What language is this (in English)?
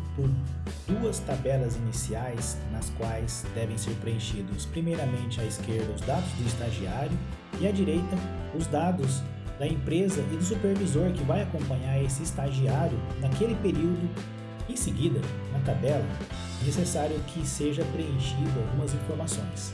Portuguese